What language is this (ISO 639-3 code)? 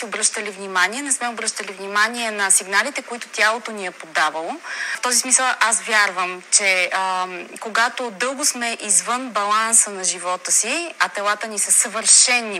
bul